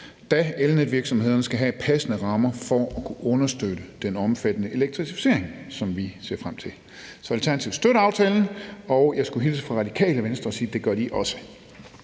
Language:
Danish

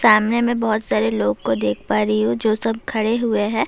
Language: Urdu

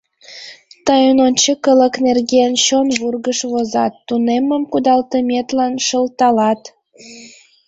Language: Mari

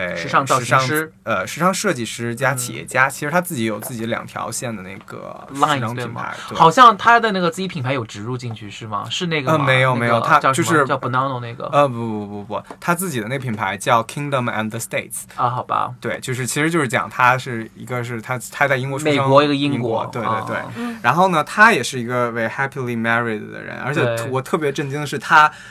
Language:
Chinese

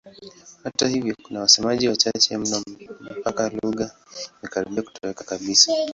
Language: Swahili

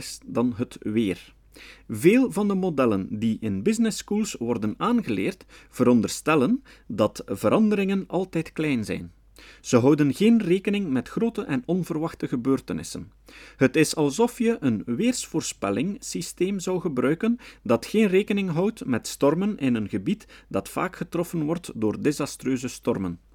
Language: Dutch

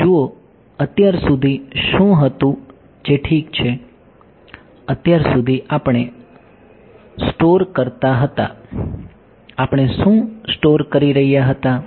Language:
Gujarati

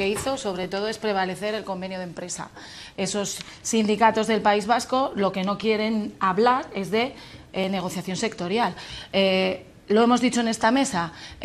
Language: Spanish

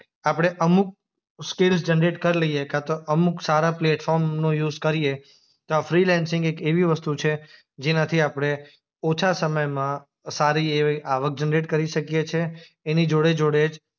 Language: Gujarati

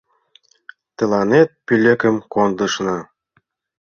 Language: Mari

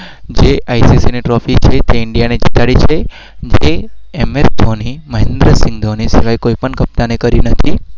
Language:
Gujarati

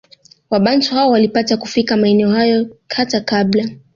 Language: Swahili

